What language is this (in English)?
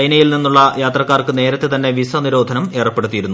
Malayalam